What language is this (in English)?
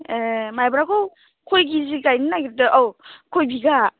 Bodo